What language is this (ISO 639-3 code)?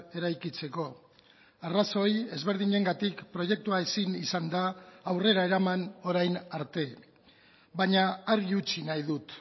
eus